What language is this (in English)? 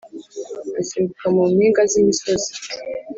Kinyarwanda